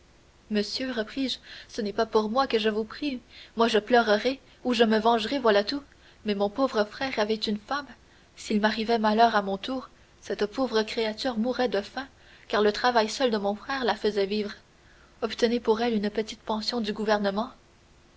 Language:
French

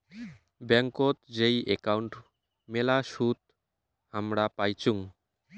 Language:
Bangla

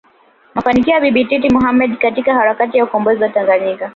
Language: Swahili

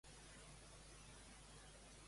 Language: Catalan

